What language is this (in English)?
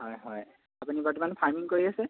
Assamese